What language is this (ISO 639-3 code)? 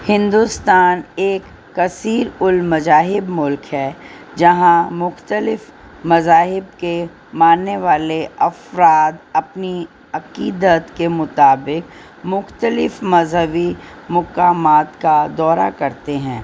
urd